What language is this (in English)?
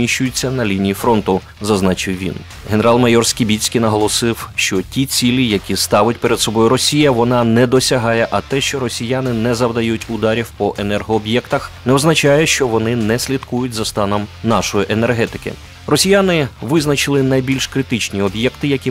Ukrainian